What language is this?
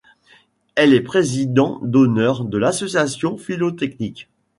French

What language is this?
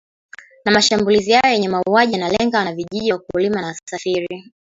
Swahili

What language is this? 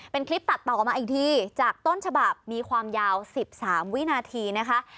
Thai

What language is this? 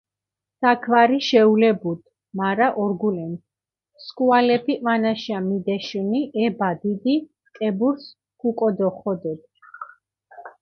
Mingrelian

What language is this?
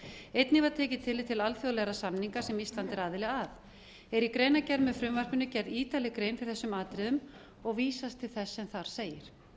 Icelandic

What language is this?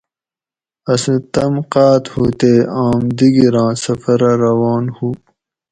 Gawri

